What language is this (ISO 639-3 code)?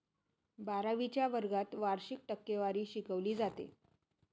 mar